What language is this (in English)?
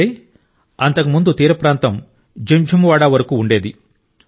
Telugu